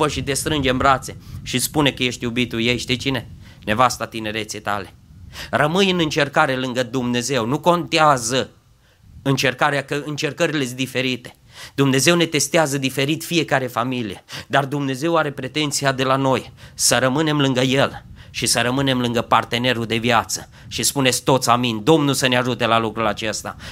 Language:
Romanian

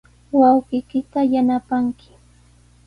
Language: Sihuas Ancash Quechua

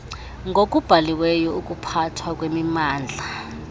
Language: Xhosa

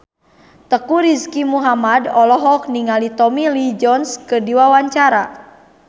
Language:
Sundanese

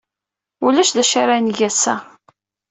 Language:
Kabyle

